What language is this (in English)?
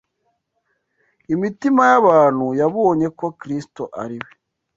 Kinyarwanda